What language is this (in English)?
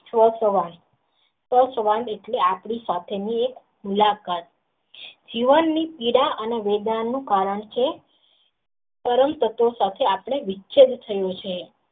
Gujarati